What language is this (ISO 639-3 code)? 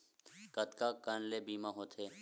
hne